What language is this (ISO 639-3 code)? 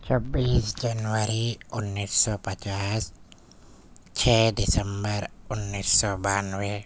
urd